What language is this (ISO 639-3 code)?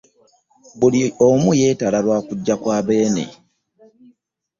lug